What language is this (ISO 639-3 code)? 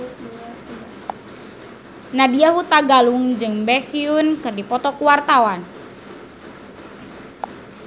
sun